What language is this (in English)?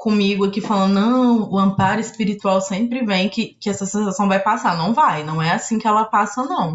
Portuguese